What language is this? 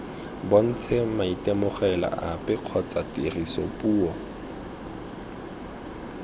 Tswana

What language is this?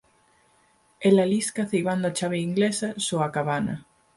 Galician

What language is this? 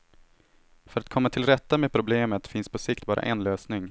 Swedish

